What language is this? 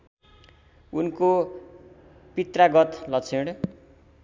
Nepali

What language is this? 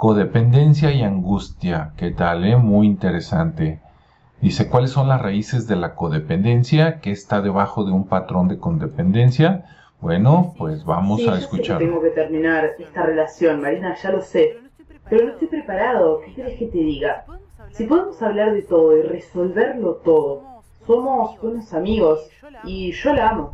Spanish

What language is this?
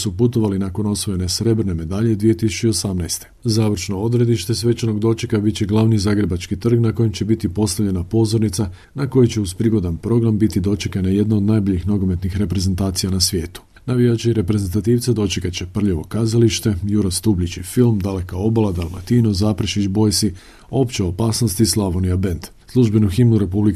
Croatian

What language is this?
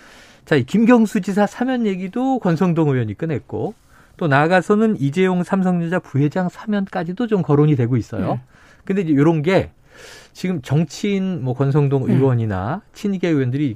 Korean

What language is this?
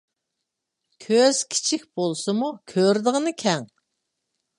Uyghur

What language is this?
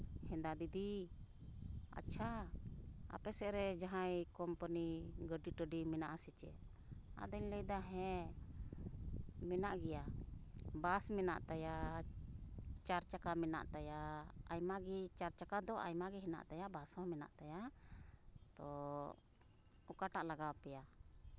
Santali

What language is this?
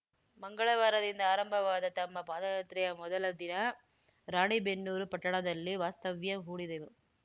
Kannada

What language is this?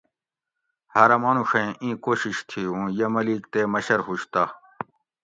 Gawri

